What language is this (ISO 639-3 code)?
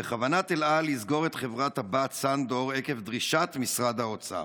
heb